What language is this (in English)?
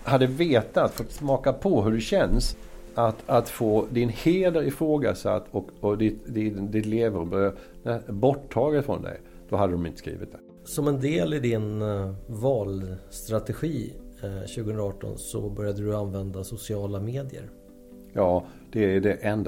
Swedish